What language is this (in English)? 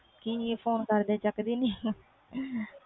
Punjabi